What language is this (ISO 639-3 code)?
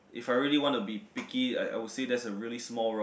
eng